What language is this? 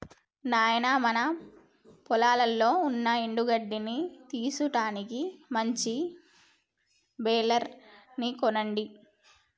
Telugu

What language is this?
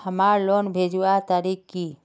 Magahi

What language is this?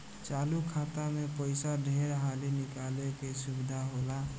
Bhojpuri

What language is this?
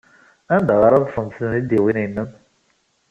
Kabyle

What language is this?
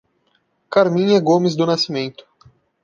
Portuguese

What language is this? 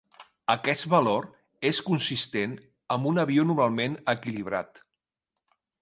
Catalan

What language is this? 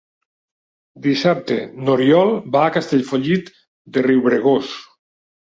Catalan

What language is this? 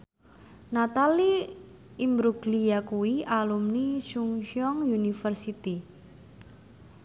Javanese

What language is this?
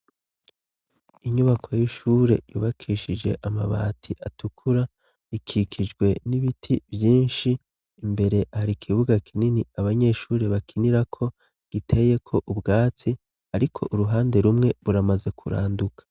Rundi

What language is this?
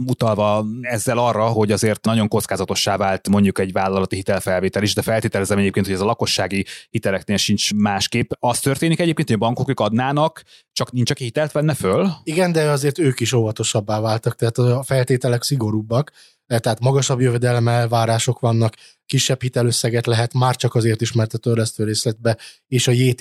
Hungarian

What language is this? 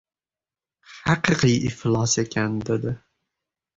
Uzbek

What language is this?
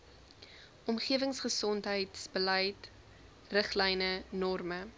Afrikaans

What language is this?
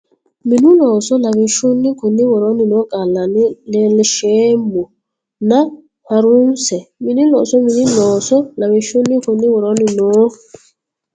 Sidamo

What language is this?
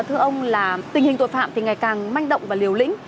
Vietnamese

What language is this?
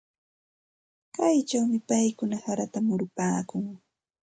Santa Ana de Tusi Pasco Quechua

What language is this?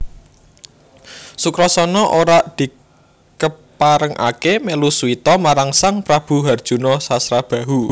Javanese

